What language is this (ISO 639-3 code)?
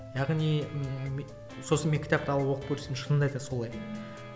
kaz